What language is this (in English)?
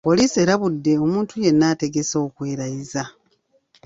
Ganda